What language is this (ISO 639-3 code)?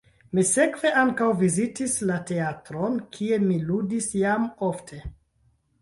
epo